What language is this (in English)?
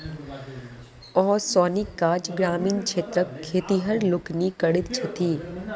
Maithili